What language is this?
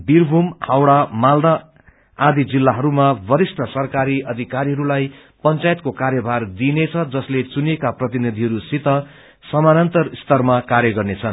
Nepali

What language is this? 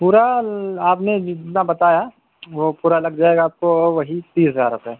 Urdu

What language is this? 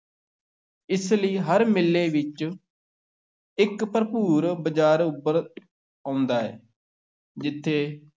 Punjabi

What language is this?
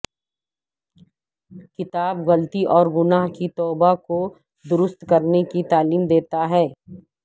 Urdu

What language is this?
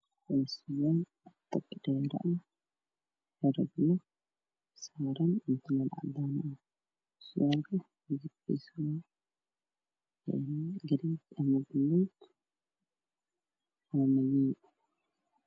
Somali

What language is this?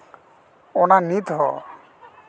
Santali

